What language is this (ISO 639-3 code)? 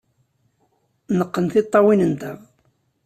kab